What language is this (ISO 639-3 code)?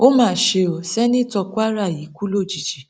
yor